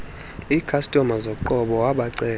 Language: Xhosa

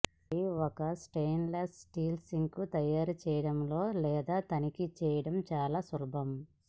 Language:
Telugu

